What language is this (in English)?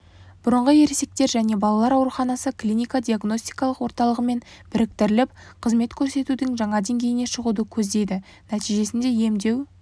Kazakh